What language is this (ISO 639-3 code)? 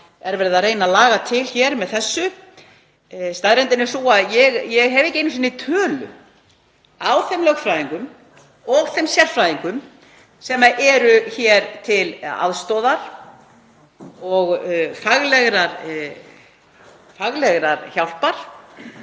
isl